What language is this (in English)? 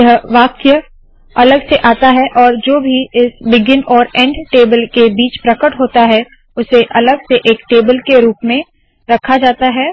Hindi